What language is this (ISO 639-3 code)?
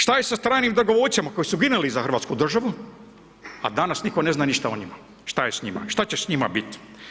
hrv